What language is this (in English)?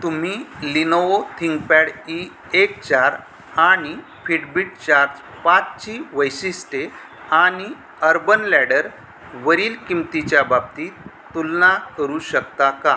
Marathi